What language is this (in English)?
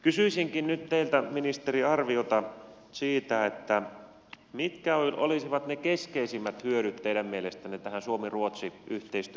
Finnish